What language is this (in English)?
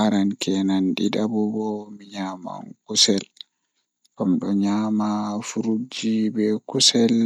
Fula